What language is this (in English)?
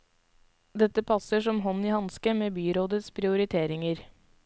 Norwegian